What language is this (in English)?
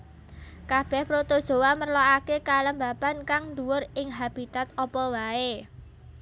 Javanese